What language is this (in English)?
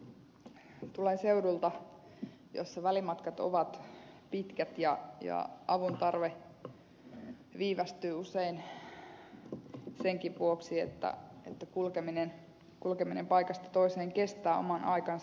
Finnish